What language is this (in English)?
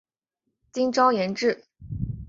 Chinese